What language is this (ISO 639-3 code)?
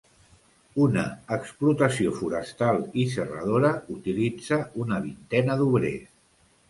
cat